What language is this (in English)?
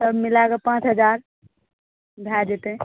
Maithili